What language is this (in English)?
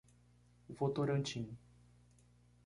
Portuguese